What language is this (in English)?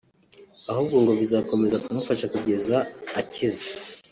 Kinyarwanda